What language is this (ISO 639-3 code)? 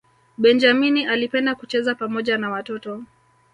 swa